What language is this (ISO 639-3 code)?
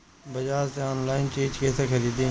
bho